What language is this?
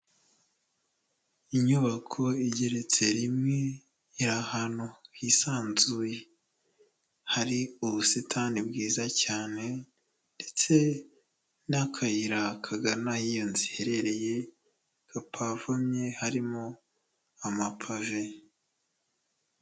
Kinyarwanda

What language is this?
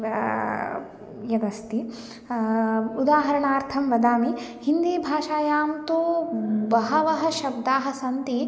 Sanskrit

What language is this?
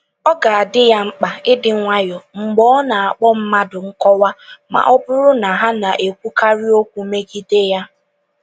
Igbo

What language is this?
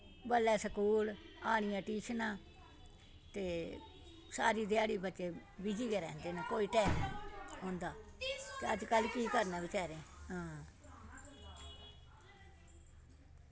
Dogri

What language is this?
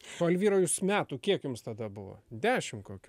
Lithuanian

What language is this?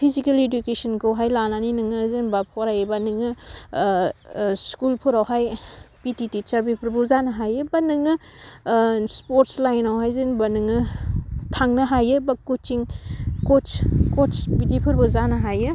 Bodo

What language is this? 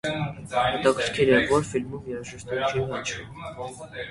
Armenian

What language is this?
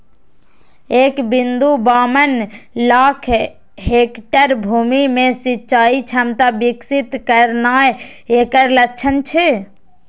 Maithili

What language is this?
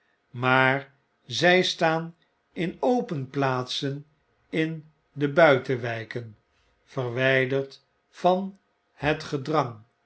Dutch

